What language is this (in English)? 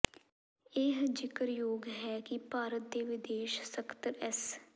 Punjabi